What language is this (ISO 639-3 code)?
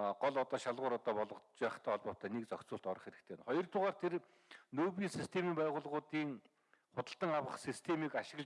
kor